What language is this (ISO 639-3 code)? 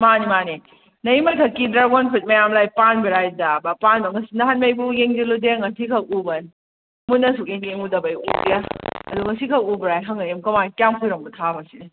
mni